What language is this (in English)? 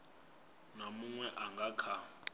Venda